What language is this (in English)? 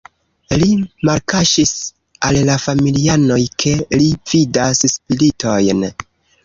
Esperanto